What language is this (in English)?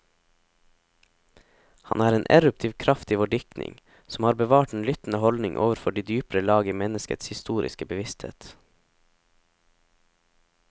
Norwegian